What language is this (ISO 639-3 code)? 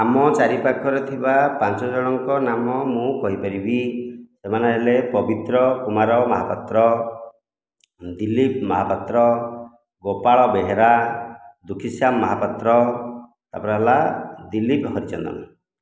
ori